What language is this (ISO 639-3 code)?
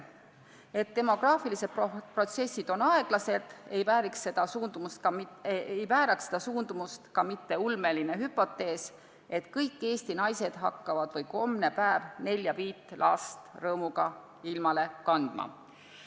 est